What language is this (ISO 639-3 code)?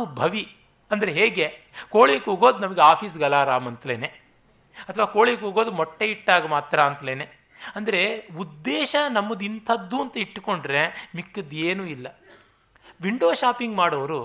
kan